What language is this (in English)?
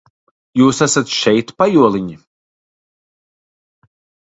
Latvian